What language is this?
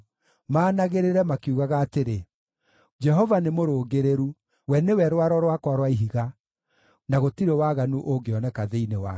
Kikuyu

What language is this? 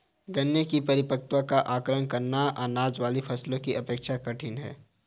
Hindi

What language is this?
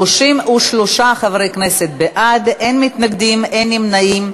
Hebrew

